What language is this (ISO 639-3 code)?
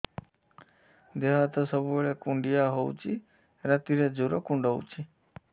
ori